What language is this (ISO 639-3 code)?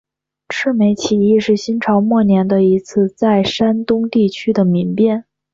zho